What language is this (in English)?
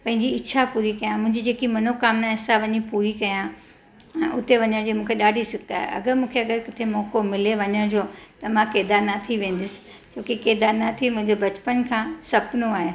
Sindhi